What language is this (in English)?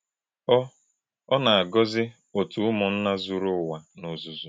Igbo